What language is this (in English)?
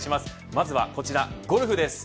Japanese